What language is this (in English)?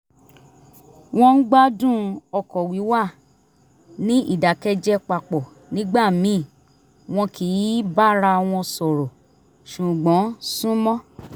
Yoruba